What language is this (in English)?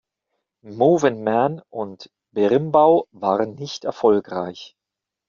German